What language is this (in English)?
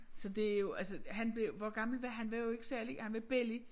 Danish